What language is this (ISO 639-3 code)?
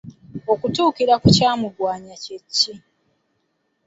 lug